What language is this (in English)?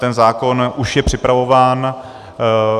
Czech